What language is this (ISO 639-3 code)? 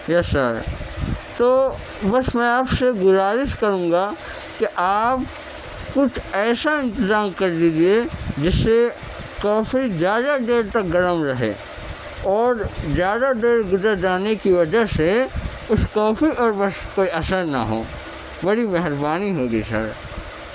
urd